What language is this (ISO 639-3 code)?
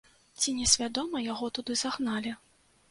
bel